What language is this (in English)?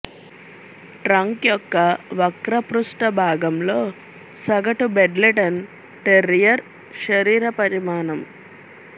Telugu